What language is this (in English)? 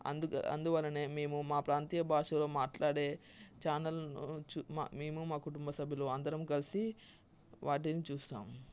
Telugu